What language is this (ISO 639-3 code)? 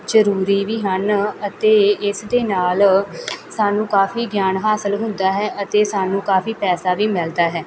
pan